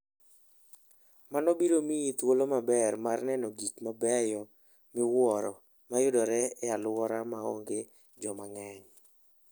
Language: Luo (Kenya and Tanzania)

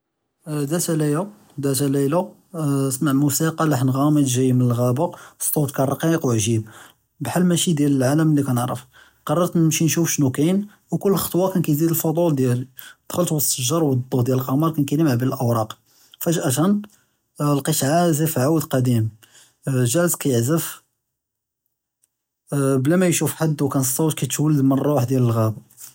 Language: Judeo-Arabic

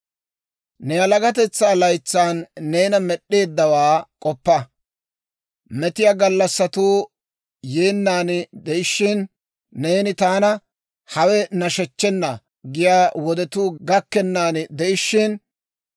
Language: Dawro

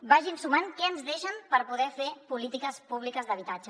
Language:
Catalan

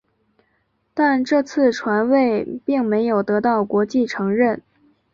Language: Chinese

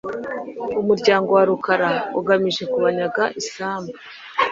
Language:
Kinyarwanda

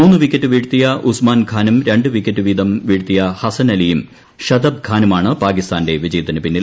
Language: Malayalam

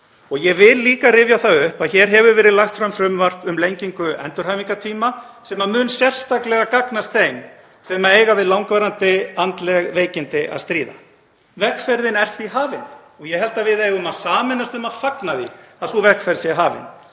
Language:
Icelandic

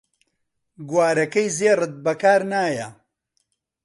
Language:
Central Kurdish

